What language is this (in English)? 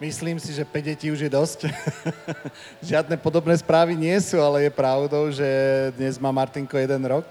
Slovak